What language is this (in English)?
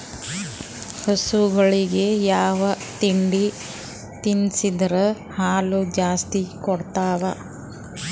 Kannada